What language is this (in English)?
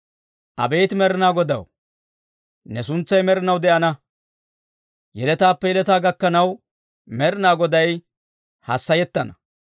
Dawro